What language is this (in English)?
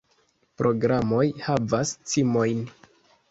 Esperanto